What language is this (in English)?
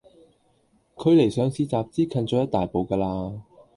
Cantonese